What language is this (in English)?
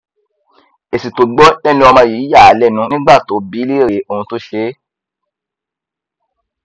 Yoruba